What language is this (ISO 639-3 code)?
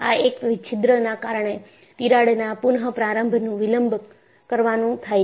guj